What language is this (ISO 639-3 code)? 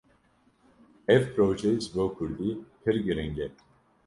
kur